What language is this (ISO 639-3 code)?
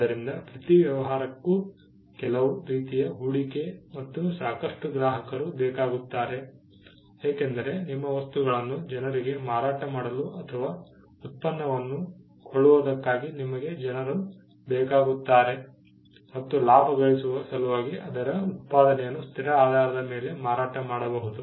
kan